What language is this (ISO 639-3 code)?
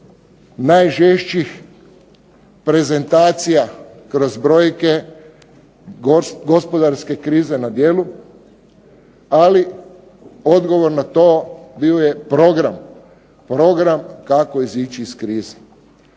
hrv